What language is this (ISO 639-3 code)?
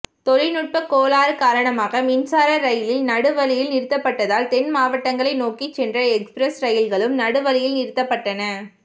tam